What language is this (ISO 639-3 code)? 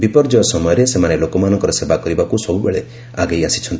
ori